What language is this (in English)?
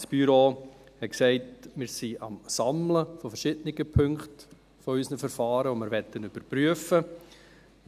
Swiss German